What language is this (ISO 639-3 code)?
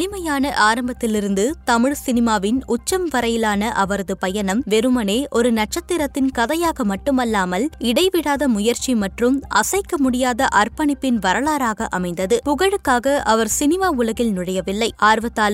tam